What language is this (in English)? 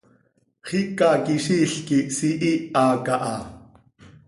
Seri